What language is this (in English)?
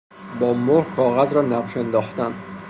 Persian